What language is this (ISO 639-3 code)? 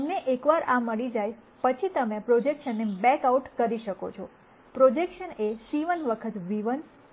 guj